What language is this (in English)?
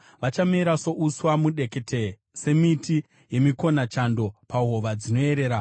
Shona